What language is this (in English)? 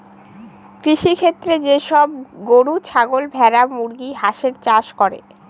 Bangla